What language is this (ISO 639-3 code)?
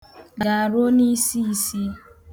ibo